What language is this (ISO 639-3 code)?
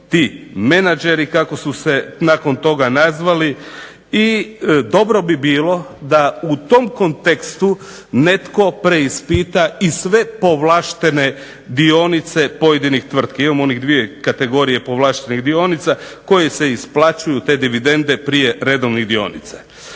hrv